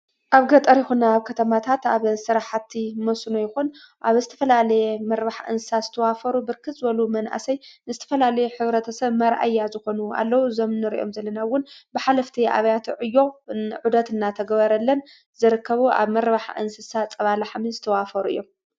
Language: Tigrinya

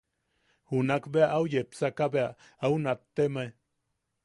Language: Yaqui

